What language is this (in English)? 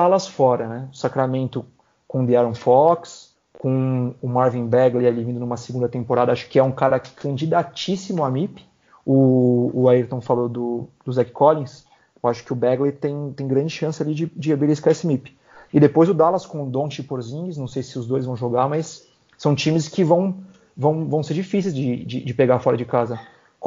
Portuguese